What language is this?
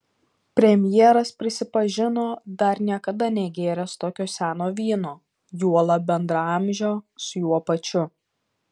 Lithuanian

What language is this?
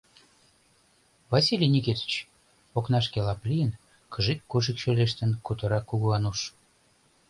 Mari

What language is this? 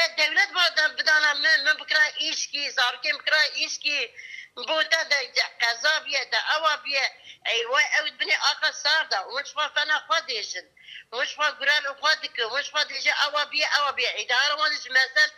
Turkish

